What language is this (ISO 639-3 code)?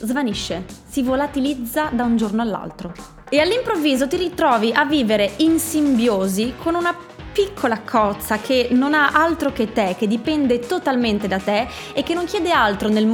ita